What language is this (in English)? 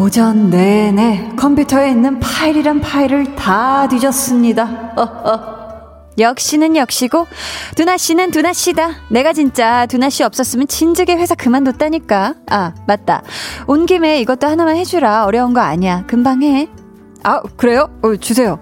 Korean